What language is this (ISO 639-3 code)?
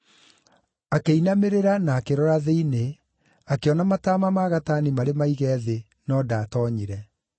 kik